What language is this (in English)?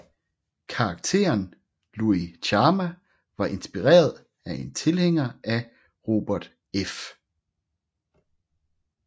Danish